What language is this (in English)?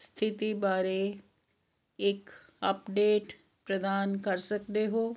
Punjabi